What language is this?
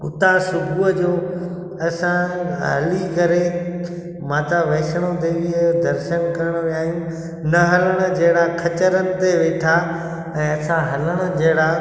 Sindhi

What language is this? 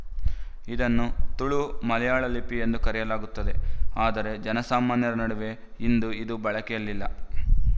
Kannada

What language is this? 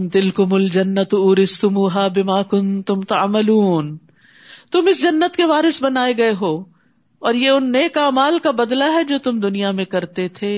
Urdu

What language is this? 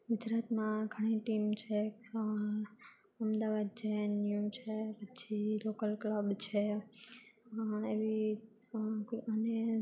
Gujarati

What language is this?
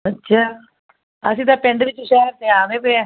Punjabi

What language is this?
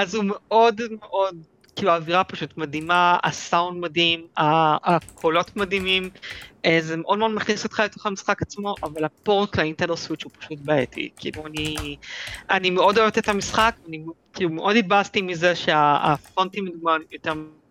Hebrew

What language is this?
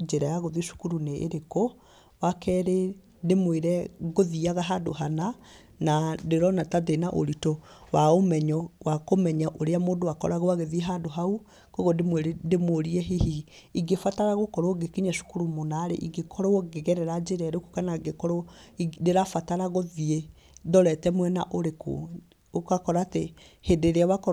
Kikuyu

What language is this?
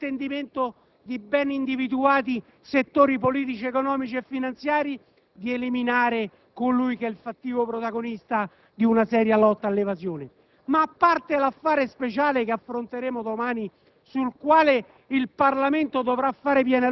Italian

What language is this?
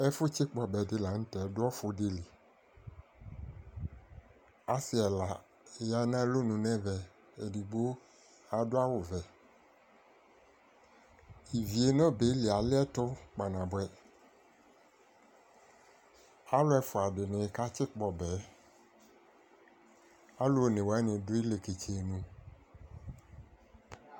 Ikposo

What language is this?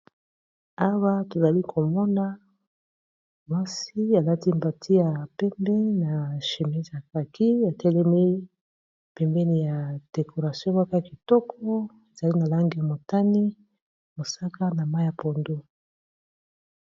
Lingala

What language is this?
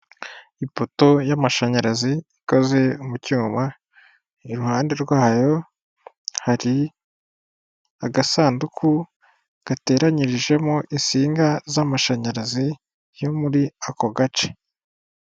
Kinyarwanda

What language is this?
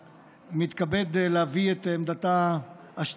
Hebrew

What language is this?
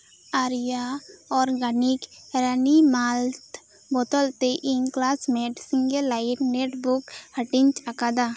Santali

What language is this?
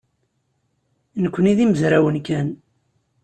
Kabyle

